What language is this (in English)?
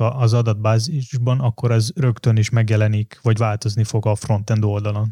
Hungarian